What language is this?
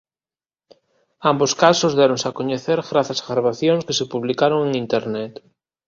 Galician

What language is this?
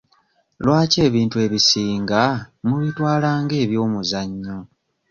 Ganda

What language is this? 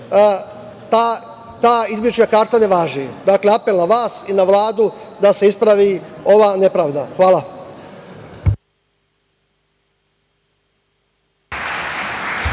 Serbian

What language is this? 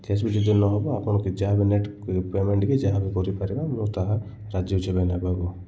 Odia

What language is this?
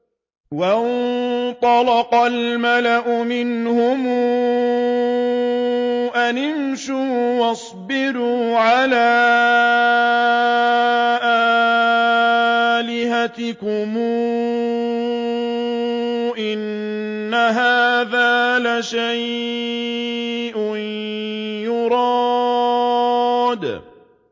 Arabic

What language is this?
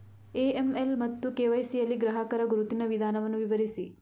Kannada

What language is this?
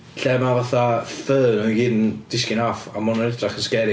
Welsh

